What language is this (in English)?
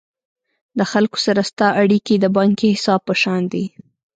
Pashto